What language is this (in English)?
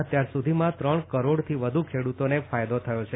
Gujarati